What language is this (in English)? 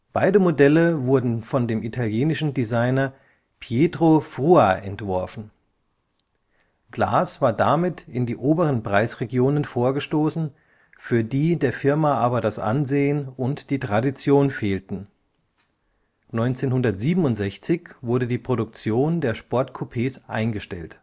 German